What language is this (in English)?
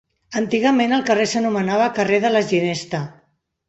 Catalan